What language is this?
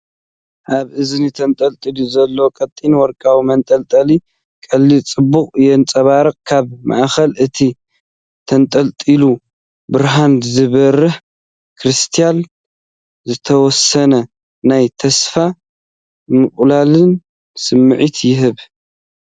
Tigrinya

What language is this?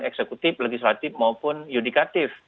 Indonesian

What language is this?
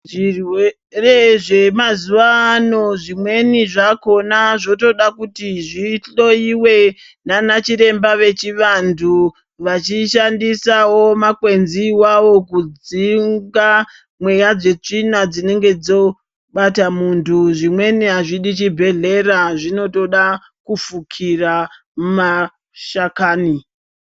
Ndau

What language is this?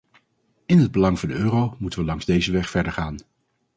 Dutch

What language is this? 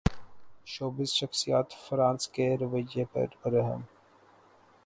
Urdu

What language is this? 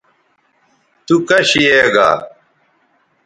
Bateri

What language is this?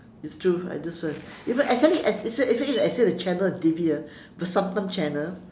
English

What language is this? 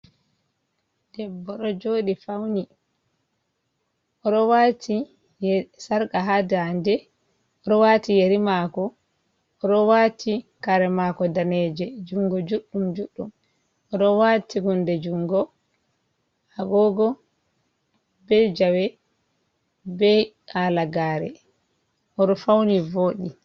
Fula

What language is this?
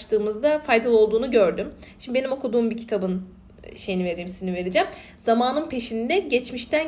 Turkish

